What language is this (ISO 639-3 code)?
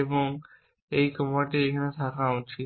ben